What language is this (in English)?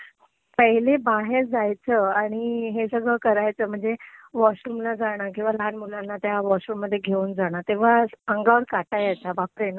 Marathi